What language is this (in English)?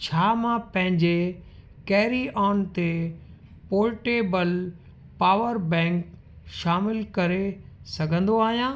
Sindhi